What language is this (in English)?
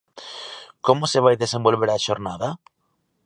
Galician